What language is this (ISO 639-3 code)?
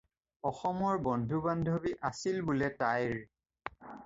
asm